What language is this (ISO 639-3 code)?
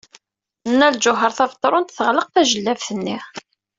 kab